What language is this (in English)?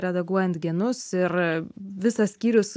Lithuanian